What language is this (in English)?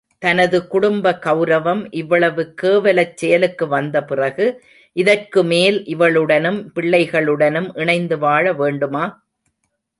Tamil